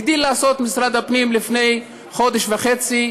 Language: Hebrew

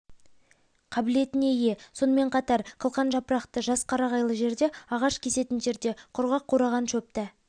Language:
Kazakh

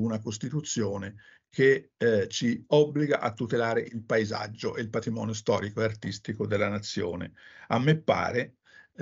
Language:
Italian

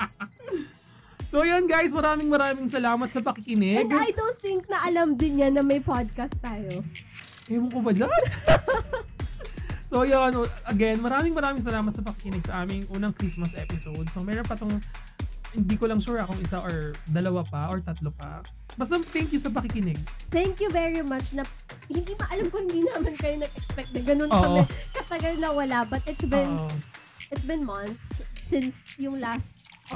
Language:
Filipino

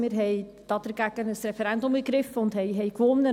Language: Swiss German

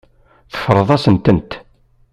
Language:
Kabyle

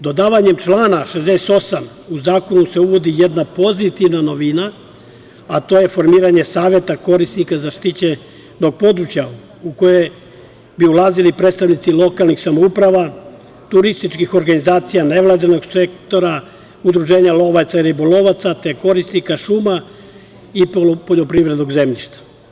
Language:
Serbian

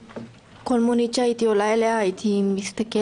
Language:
Hebrew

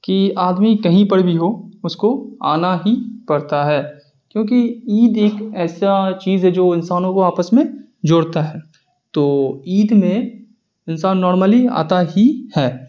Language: Urdu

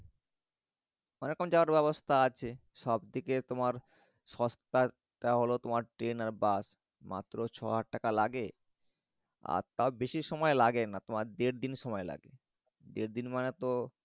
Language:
Bangla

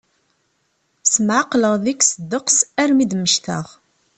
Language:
Kabyle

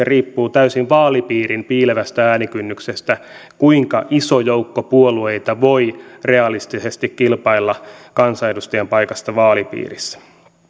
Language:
Finnish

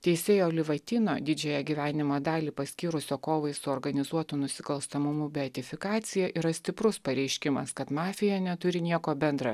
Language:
Lithuanian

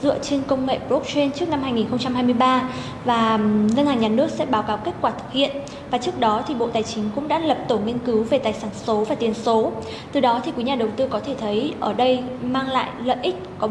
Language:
Vietnamese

